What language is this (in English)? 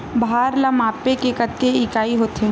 Chhattisgarhi